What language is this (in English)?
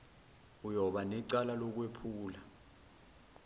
Zulu